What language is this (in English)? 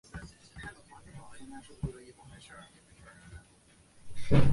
Chinese